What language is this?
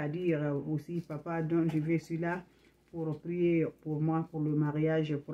French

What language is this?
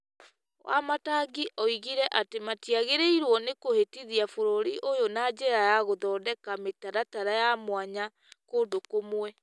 Kikuyu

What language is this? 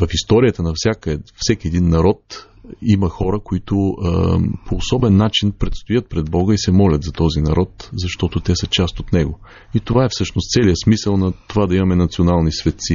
Bulgarian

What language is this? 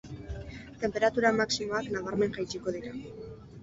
Basque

